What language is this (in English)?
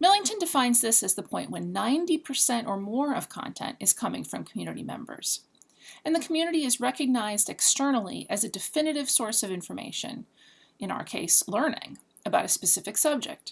English